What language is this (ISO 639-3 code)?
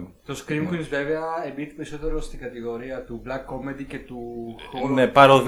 ell